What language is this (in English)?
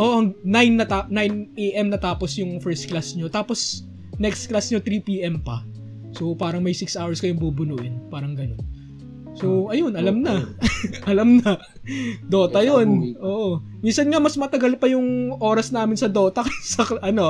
Filipino